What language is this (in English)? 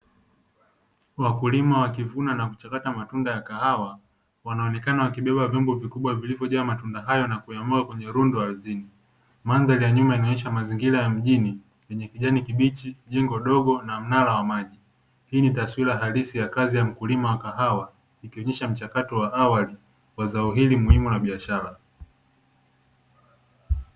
Swahili